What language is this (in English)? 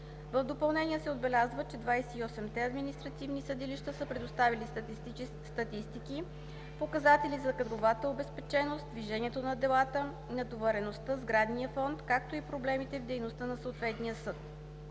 Bulgarian